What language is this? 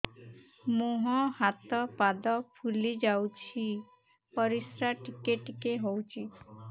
Odia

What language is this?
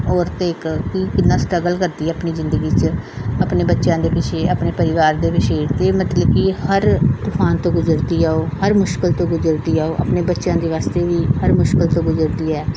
Punjabi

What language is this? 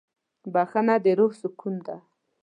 Pashto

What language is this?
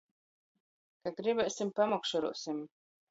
Latgalian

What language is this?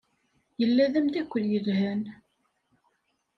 Kabyle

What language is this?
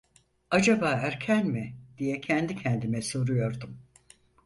Turkish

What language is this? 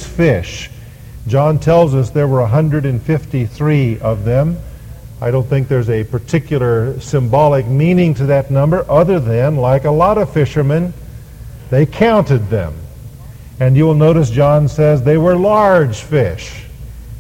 English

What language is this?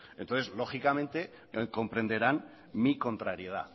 Spanish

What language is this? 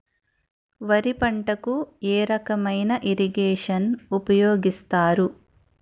Telugu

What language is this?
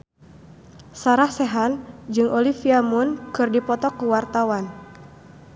Sundanese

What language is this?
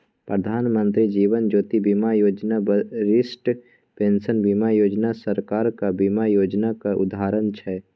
Maithili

